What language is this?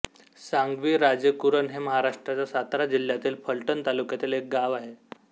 Marathi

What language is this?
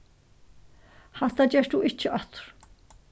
Faroese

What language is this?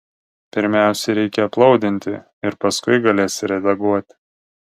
Lithuanian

